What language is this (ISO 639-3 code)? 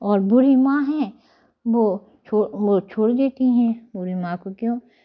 hin